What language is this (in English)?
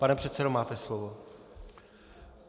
Czech